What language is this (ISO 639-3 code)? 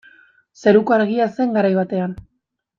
eus